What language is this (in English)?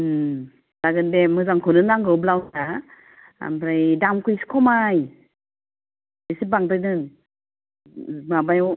Bodo